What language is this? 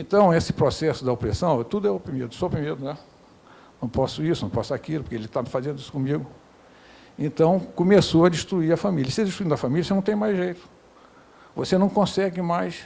Portuguese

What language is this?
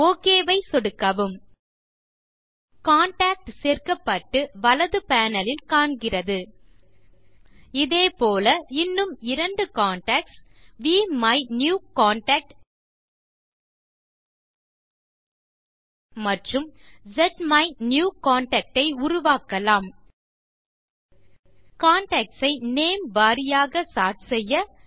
Tamil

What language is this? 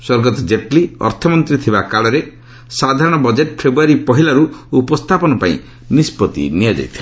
Odia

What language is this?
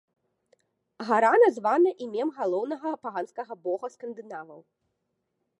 Belarusian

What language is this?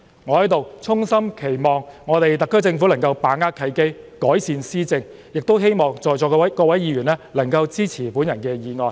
Cantonese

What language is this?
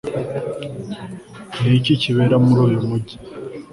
Kinyarwanda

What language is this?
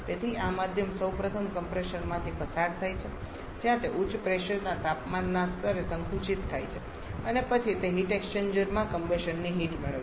Gujarati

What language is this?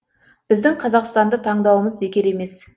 Kazakh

